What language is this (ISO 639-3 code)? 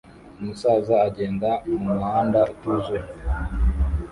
kin